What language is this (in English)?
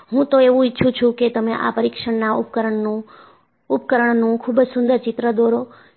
Gujarati